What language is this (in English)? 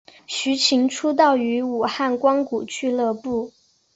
Chinese